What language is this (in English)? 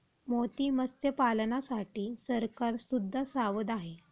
Marathi